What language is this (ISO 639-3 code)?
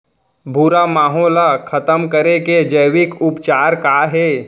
hne